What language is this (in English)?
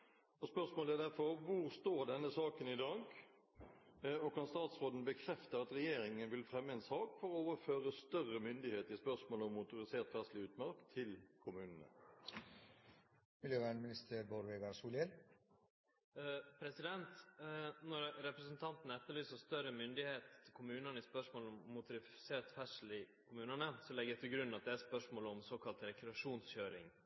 Norwegian